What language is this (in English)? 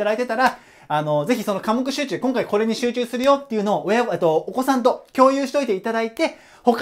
Japanese